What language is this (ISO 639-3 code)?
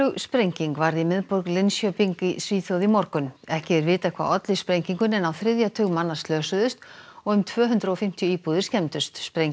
isl